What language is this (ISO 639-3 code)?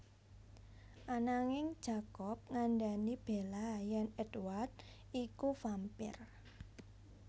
jav